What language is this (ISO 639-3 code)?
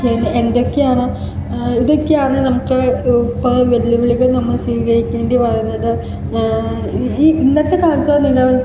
mal